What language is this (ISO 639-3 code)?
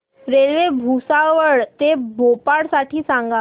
mar